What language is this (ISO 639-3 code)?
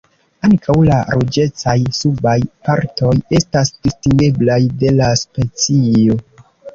epo